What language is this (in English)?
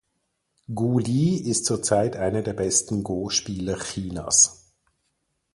German